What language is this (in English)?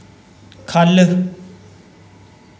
Dogri